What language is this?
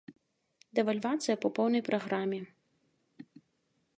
Belarusian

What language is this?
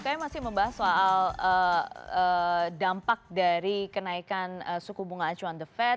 Indonesian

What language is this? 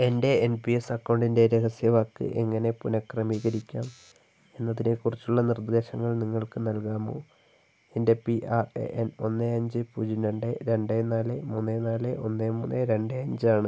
Malayalam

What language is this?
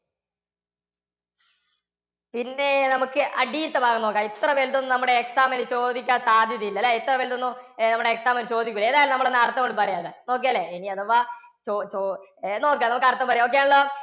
Malayalam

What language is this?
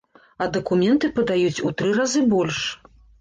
Belarusian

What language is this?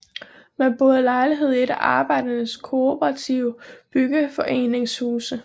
Danish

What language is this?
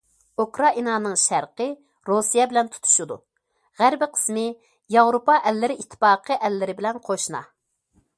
Uyghur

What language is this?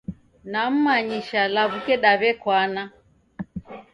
Taita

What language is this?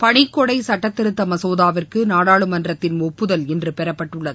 Tamil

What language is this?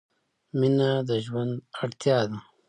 Pashto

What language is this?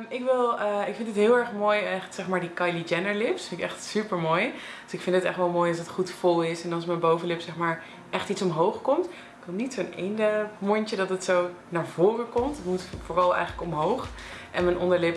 Dutch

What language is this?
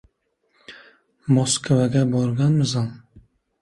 Uzbek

